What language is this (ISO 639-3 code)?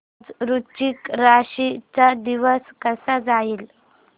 mar